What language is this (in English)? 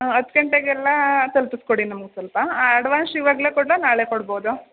Kannada